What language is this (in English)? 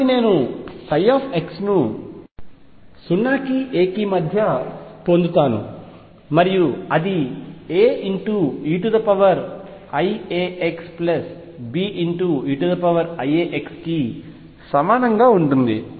Telugu